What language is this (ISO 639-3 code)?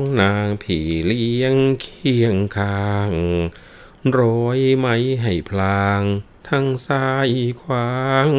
tha